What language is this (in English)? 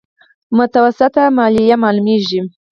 Pashto